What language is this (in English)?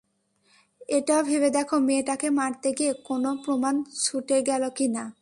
Bangla